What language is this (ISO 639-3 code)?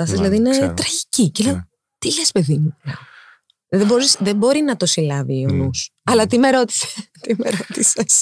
ell